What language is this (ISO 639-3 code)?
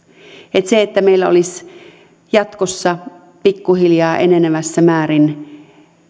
fin